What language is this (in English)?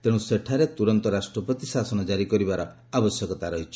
Odia